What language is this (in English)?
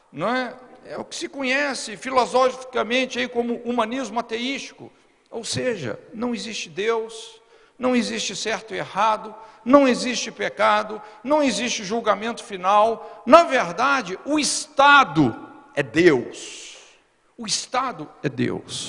Portuguese